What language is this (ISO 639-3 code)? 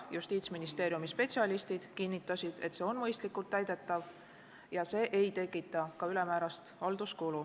est